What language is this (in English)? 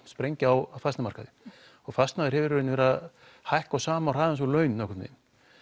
Icelandic